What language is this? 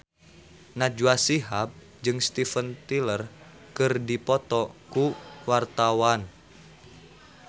Sundanese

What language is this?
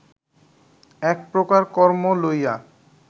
Bangla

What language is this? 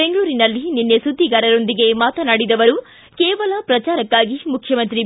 Kannada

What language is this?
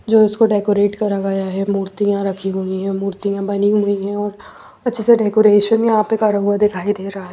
Hindi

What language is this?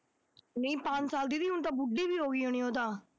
Punjabi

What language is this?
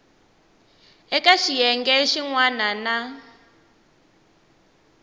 Tsonga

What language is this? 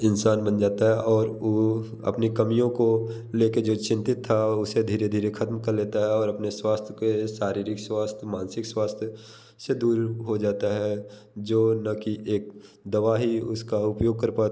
Hindi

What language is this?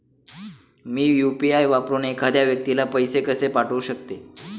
Marathi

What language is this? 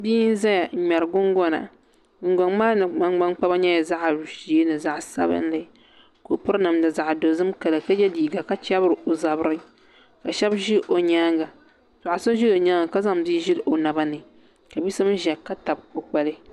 Dagbani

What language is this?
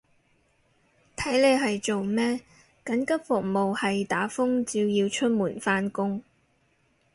Cantonese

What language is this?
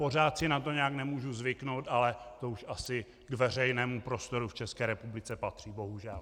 Czech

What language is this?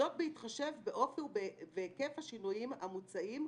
Hebrew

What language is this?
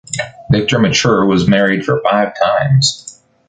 English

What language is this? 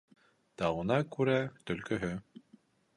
Bashkir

